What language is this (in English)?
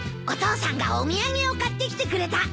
Japanese